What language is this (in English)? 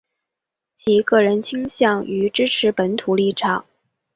Chinese